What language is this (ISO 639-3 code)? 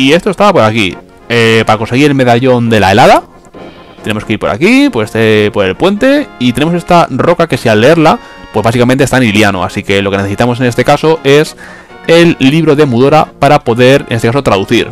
spa